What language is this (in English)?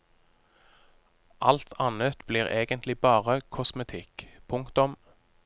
Norwegian